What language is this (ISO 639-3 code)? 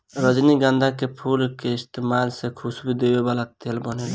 bho